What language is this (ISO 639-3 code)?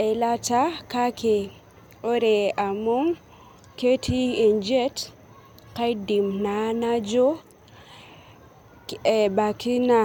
mas